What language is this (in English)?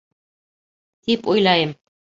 Bashkir